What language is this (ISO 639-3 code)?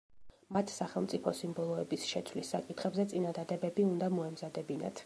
kat